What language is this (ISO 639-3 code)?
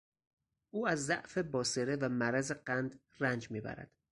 fas